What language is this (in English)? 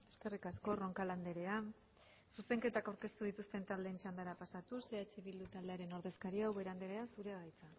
Basque